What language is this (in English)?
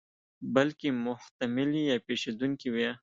Pashto